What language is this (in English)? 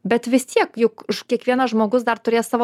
Lithuanian